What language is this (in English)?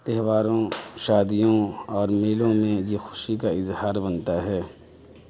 Urdu